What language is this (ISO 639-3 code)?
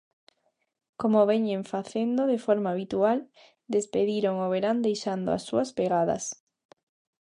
glg